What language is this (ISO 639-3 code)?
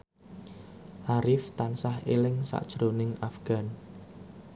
jav